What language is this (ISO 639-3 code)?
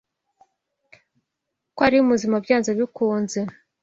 kin